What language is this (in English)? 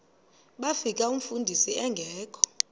Xhosa